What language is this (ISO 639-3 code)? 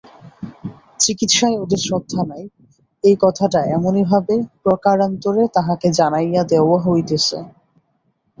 ben